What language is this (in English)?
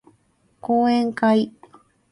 Japanese